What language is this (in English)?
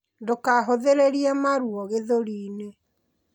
Kikuyu